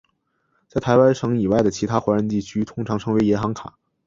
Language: Chinese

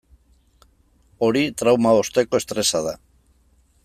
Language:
Basque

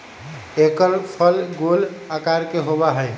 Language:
Magahi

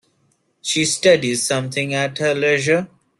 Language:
English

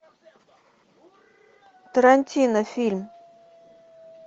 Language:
Russian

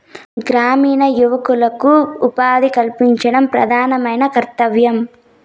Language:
Telugu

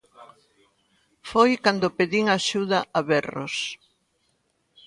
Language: Galician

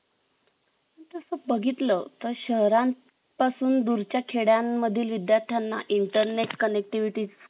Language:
Marathi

